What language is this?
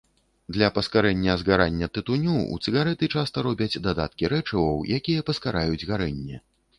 Belarusian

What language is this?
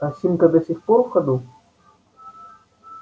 Russian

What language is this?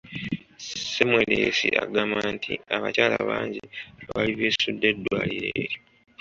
Ganda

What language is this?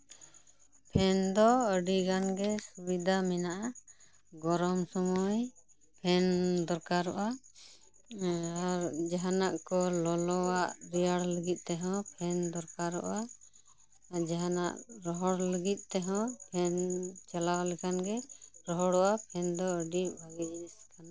Santali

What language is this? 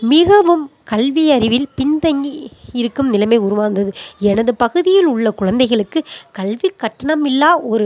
Tamil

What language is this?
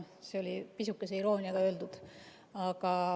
Estonian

